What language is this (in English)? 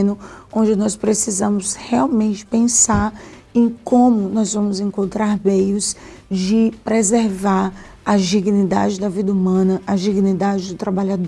Portuguese